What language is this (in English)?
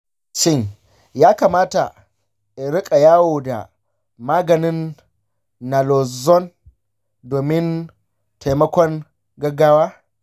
Hausa